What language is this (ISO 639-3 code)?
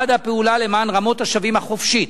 heb